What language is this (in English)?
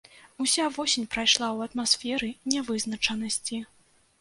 Belarusian